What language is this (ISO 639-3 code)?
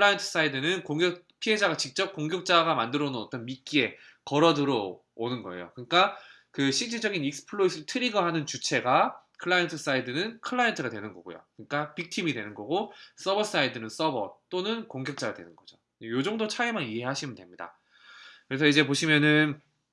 kor